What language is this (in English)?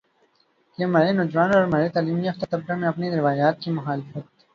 Urdu